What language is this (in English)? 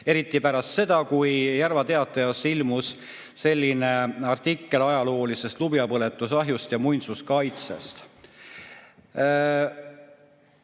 Estonian